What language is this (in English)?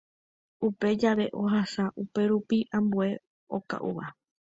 Guarani